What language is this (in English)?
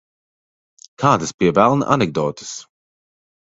Latvian